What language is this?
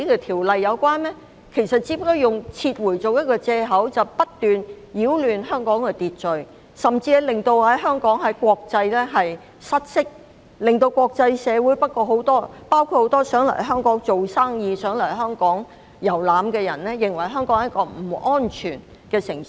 Cantonese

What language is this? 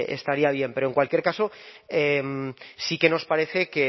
Spanish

